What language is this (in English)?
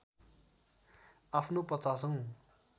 Nepali